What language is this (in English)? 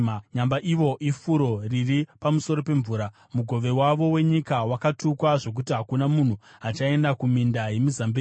Shona